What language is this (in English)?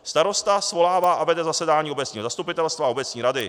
Czech